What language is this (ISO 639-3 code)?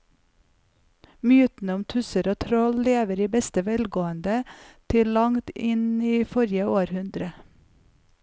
nor